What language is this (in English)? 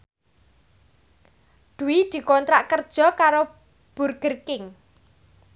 Javanese